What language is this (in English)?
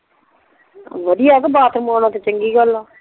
Punjabi